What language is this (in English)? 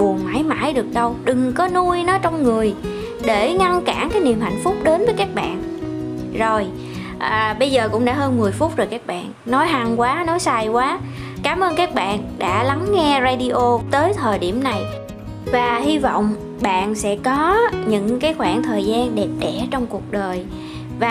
Vietnamese